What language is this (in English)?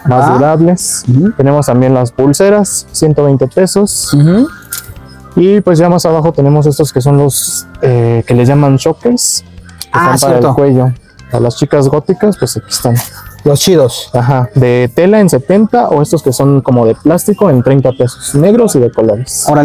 Spanish